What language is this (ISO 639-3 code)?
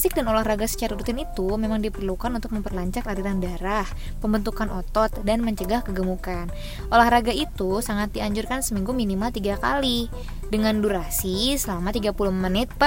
ind